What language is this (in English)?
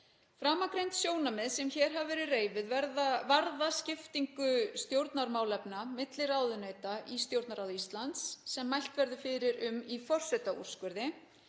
Icelandic